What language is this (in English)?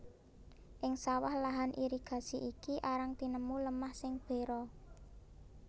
Javanese